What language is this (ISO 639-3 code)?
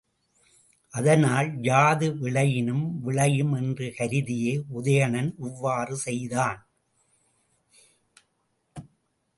tam